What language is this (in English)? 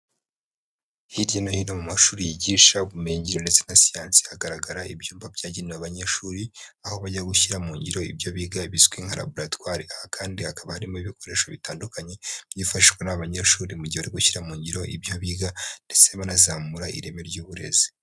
Kinyarwanda